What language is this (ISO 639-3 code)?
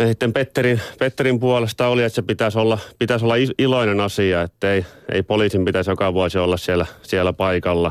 fin